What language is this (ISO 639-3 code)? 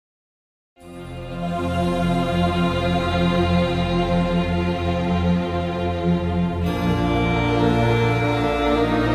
ron